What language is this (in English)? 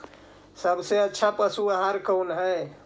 Magahi